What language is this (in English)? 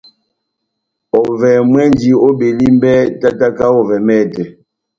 Batanga